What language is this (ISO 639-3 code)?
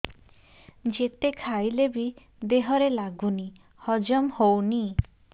ori